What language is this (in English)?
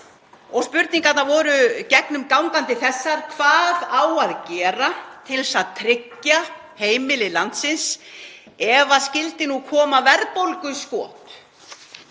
Icelandic